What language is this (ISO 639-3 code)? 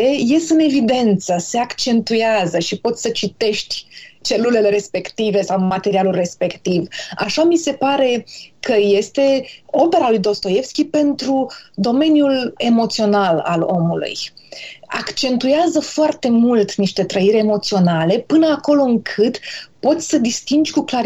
ron